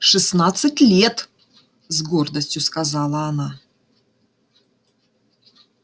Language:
Russian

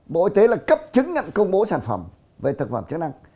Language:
Vietnamese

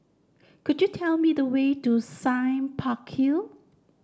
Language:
English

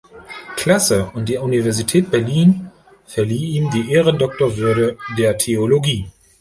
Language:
German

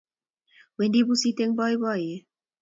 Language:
Kalenjin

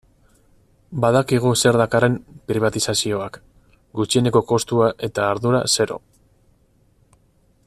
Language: Basque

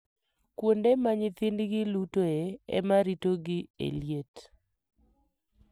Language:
Luo (Kenya and Tanzania)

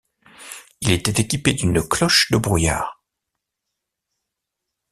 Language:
French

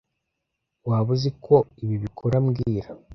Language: Kinyarwanda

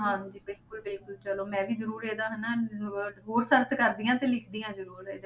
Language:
Punjabi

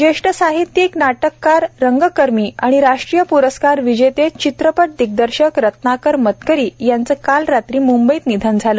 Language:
Marathi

